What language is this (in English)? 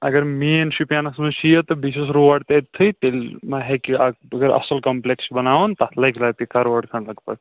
Kashmiri